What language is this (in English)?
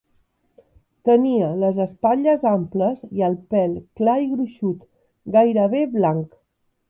Catalan